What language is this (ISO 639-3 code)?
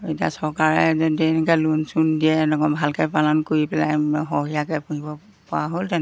asm